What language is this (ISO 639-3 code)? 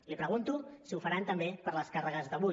cat